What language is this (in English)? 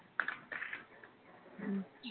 Punjabi